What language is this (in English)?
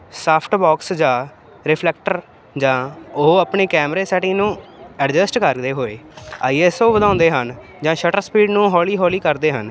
Punjabi